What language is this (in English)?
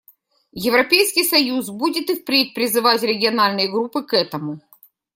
Russian